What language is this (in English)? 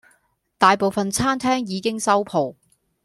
Cantonese